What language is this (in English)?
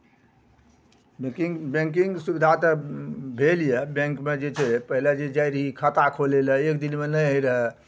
Maithili